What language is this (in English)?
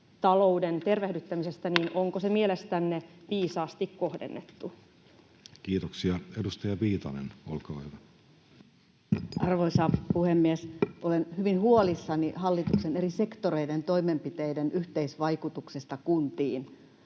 Finnish